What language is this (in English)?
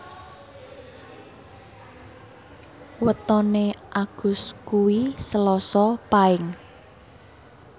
Javanese